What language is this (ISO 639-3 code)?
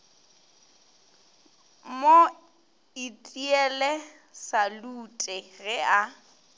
nso